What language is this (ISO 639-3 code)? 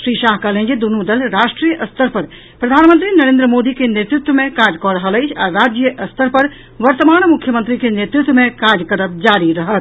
mai